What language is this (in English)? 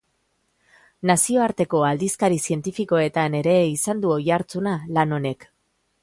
Basque